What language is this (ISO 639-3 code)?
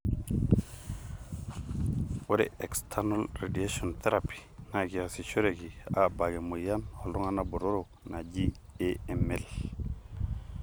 mas